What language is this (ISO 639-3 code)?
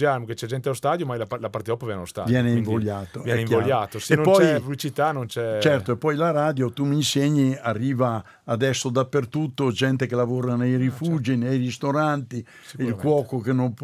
ita